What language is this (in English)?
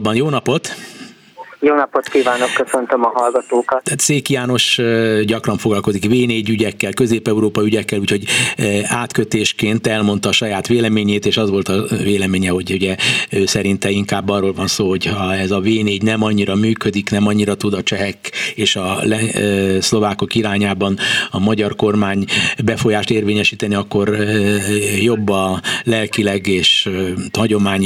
Hungarian